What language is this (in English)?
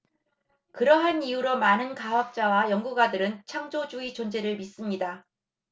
Korean